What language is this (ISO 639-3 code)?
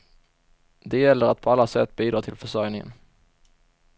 swe